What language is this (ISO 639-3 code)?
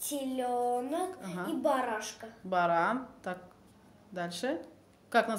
rus